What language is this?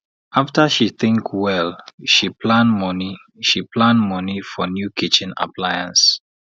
Nigerian Pidgin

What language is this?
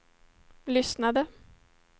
Swedish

